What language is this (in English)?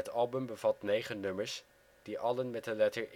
Dutch